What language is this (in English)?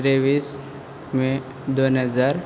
Konkani